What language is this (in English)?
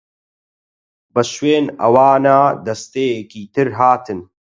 Central Kurdish